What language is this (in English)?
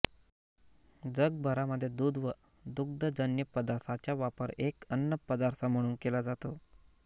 Marathi